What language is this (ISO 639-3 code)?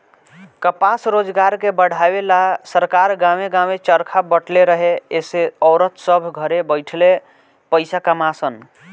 bho